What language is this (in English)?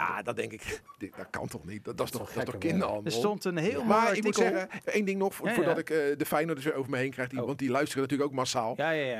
Dutch